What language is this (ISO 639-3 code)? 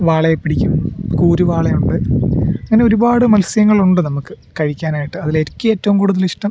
mal